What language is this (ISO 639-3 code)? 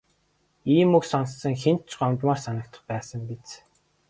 mon